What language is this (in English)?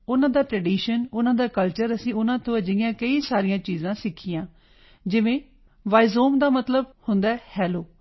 Punjabi